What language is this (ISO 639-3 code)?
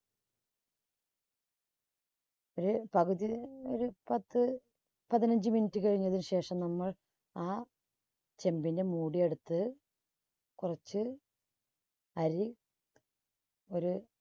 mal